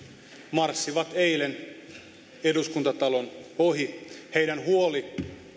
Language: Finnish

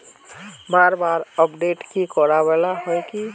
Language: Magahi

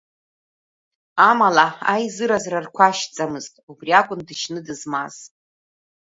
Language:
Abkhazian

